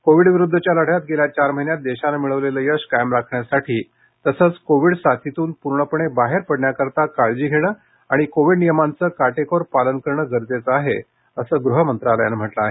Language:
Marathi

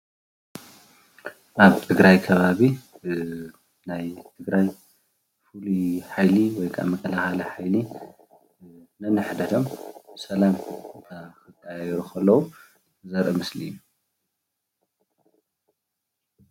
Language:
Tigrinya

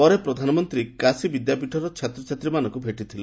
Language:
Odia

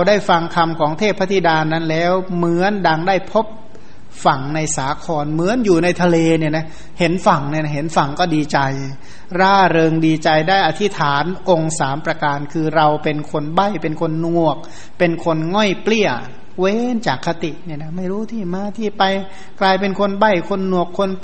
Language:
Thai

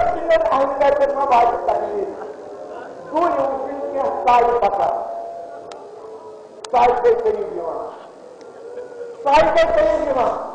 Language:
Arabic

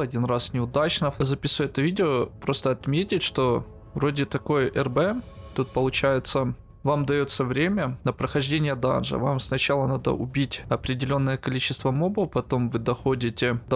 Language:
Russian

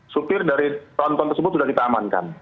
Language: Indonesian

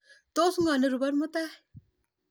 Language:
Kalenjin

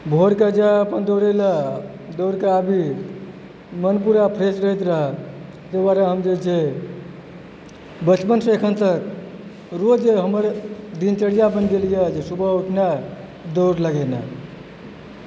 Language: Maithili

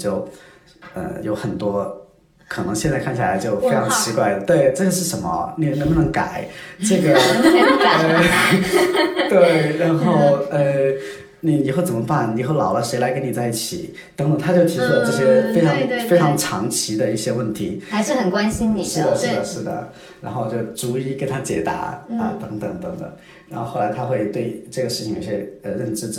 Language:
Chinese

